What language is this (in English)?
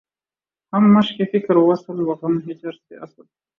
Urdu